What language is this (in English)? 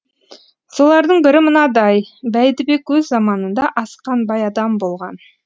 Kazakh